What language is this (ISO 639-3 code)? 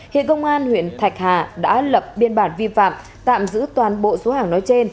vie